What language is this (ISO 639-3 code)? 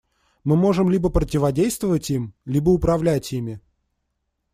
rus